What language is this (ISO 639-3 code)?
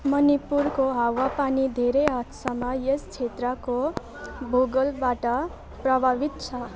nep